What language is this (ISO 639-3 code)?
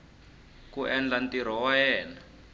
tso